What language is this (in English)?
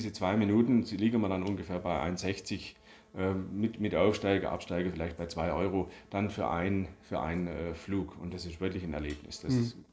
German